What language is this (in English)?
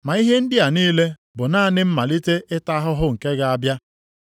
Igbo